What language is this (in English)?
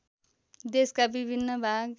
Nepali